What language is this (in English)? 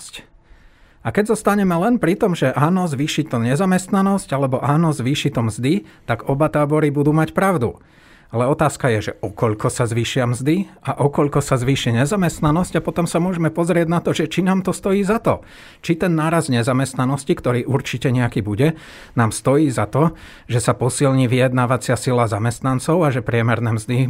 Slovak